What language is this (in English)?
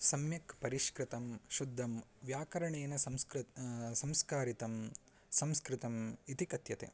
Sanskrit